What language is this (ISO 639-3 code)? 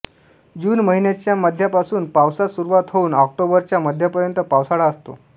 mar